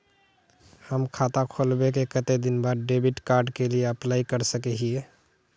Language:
Magahi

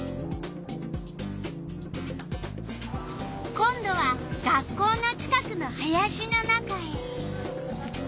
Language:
Japanese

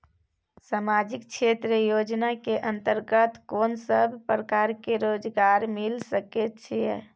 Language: Maithili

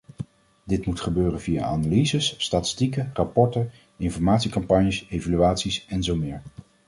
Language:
Dutch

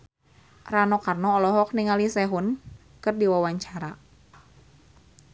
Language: Sundanese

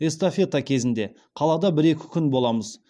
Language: Kazakh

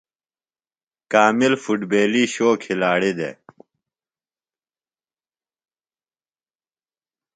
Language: Phalura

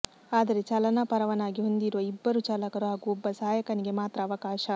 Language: Kannada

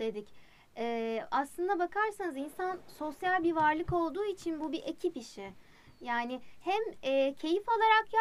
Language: Turkish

